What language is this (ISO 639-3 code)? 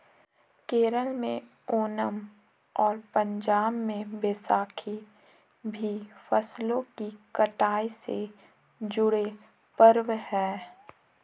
hin